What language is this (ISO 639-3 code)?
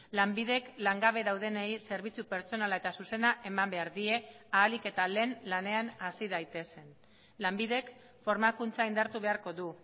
eus